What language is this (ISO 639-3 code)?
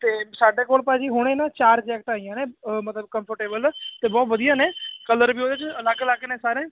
pan